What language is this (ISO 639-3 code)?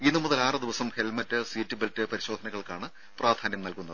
mal